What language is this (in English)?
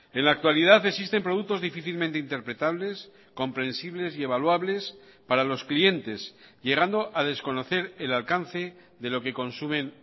Spanish